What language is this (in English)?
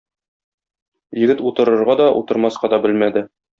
Tatar